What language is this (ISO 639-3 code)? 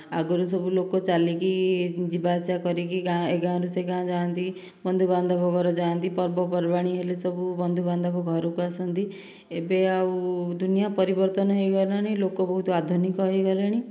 ori